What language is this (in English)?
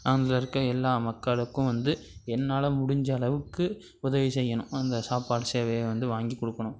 Tamil